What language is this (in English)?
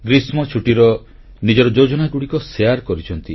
Odia